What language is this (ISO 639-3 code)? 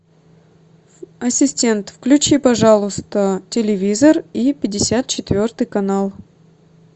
rus